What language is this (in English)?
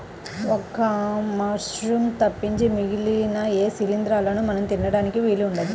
Telugu